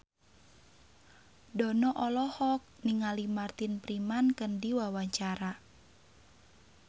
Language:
Sundanese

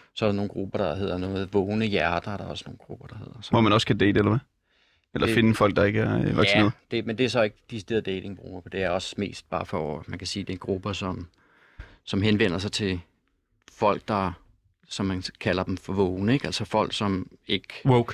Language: Danish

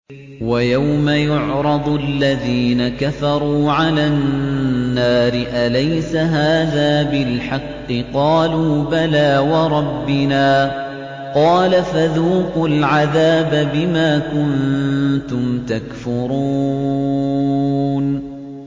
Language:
Arabic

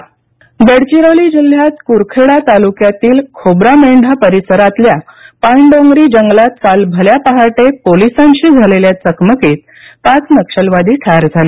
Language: Marathi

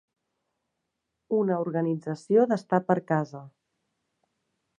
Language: Catalan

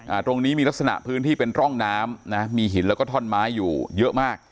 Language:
Thai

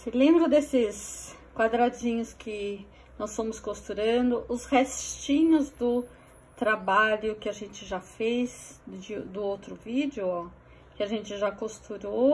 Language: Portuguese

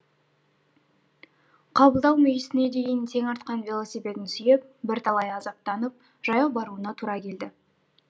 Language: Kazakh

